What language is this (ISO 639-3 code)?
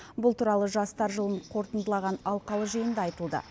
kaz